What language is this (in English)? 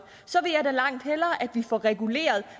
Danish